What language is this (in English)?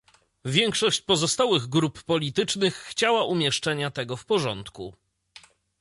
Polish